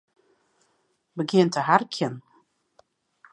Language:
Western Frisian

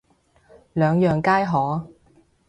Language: Cantonese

